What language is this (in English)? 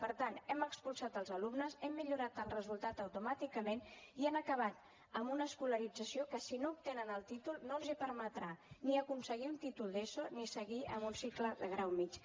Catalan